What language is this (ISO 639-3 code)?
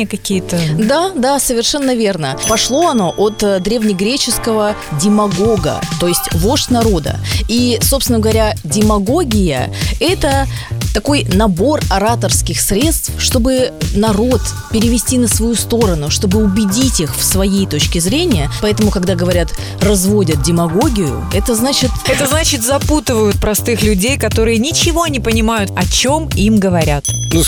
rus